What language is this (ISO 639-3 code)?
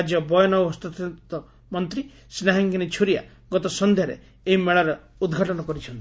ori